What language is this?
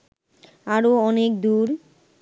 Bangla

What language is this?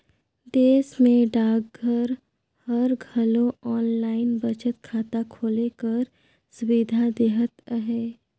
Chhattisgarhi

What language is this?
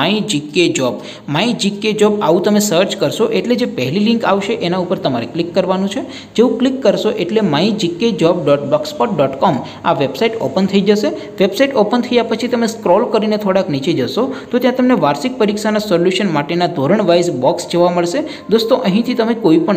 Hindi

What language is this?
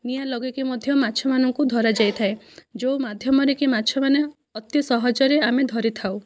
Odia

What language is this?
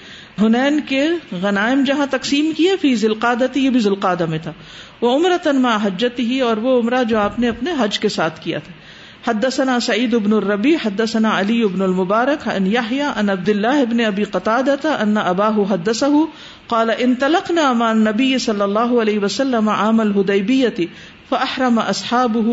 Urdu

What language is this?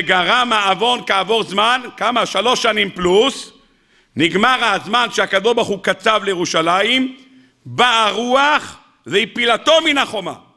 Hebrew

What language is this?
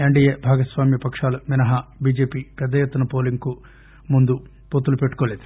Telugu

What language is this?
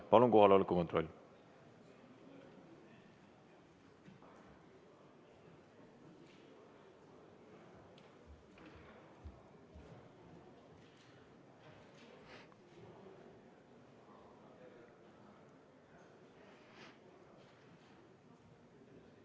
Estonian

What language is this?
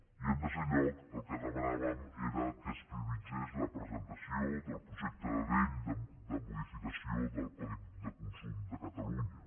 Catalan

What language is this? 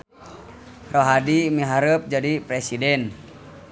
Sundanese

